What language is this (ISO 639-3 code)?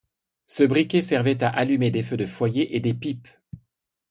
fra